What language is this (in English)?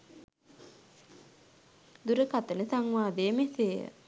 Sinhala